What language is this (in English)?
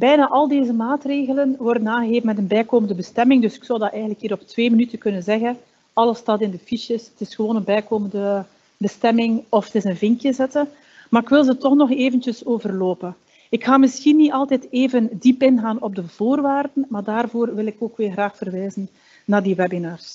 Dutch